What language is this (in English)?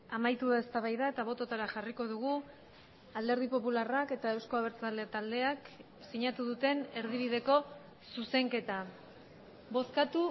Basque